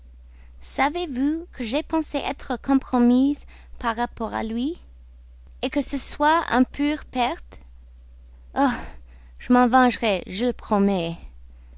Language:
French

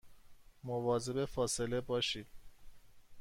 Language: Persian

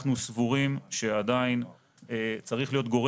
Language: Hebrew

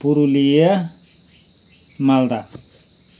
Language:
Nepali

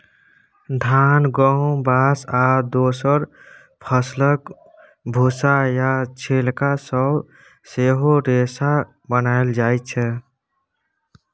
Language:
Maithili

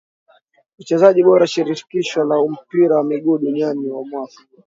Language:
Swahili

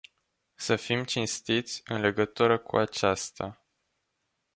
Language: Romanian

